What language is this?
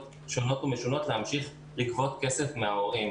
Hebrew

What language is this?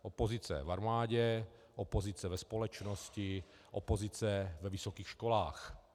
Czech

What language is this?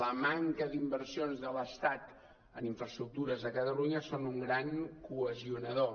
Catalan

